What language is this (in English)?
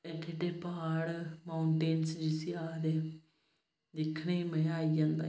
Dogri